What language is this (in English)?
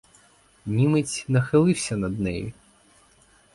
Ukrainian